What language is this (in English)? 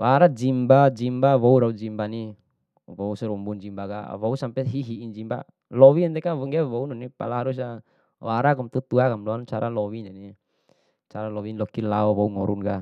Bima